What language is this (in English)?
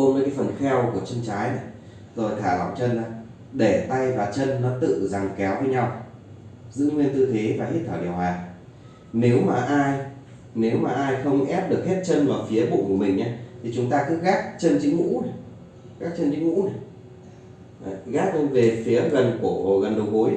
Vietnamese